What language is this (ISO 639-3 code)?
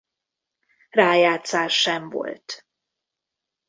hun